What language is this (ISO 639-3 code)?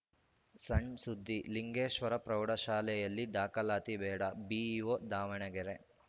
kan